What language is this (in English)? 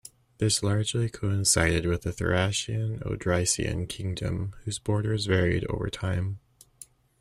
English